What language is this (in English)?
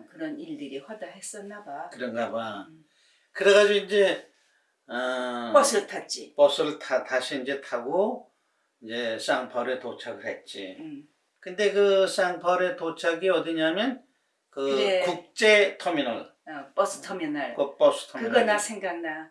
Korean